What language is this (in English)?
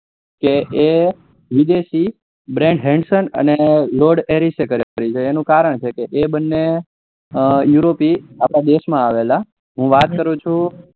Gujarati